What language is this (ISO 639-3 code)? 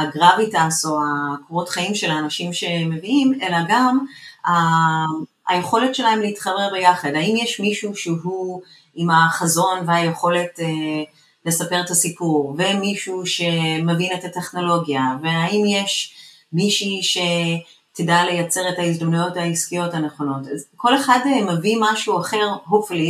heb